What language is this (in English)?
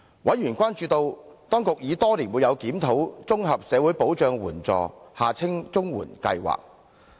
Cantonese